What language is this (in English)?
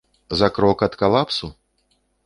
Belarusian